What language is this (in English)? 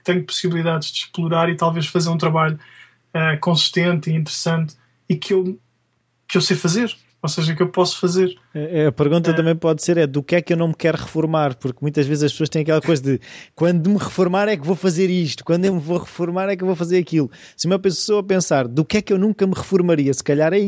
Portuguese